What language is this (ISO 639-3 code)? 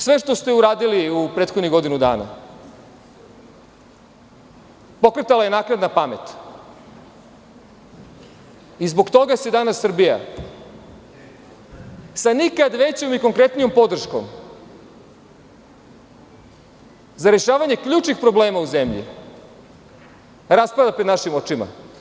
srp